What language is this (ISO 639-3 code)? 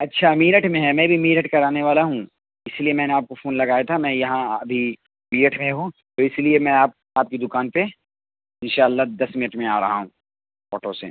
urd